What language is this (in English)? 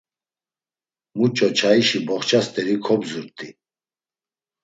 Laz